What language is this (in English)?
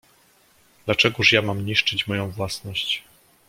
Polish